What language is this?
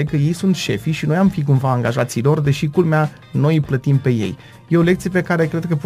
Romanian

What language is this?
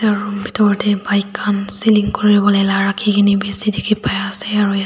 Naga Pidgin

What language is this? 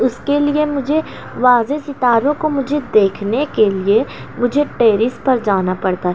Urdu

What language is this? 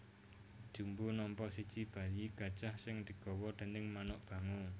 Javanese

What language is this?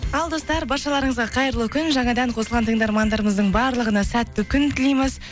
Kazakh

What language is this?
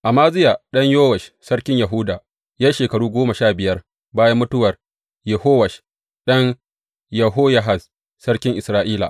Hausa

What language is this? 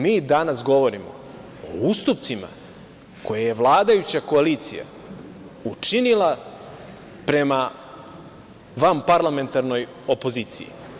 Serbian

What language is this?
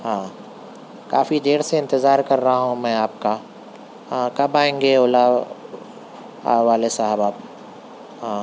Urdu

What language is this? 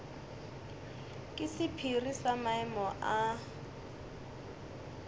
Northern Sotho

